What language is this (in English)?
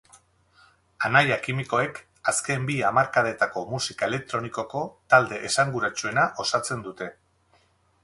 Basque